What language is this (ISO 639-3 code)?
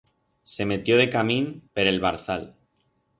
arg